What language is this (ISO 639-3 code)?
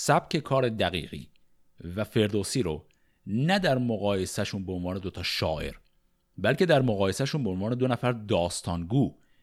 fas